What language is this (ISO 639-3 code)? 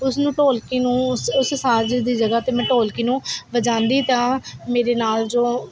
pan